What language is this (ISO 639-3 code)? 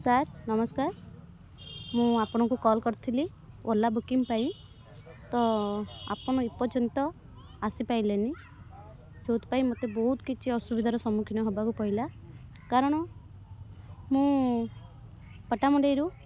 ori